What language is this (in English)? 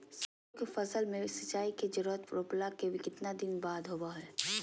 Magahi